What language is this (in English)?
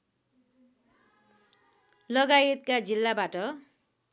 Nepali